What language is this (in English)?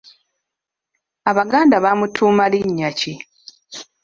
Ganda